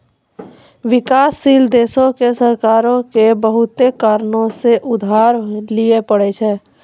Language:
Maithili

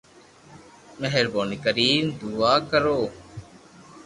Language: Loarki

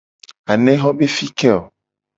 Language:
Gen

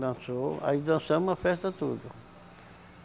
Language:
Portuguese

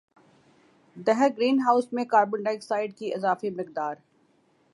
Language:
Urdu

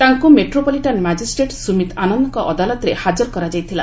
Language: Odia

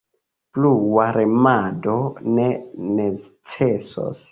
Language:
Esperanto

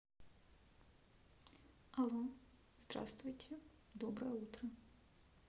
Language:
Russian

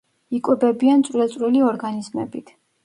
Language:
Georgian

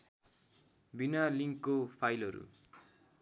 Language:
Nepali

